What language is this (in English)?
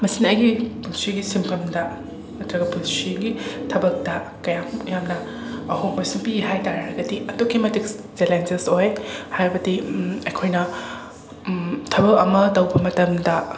Manipuri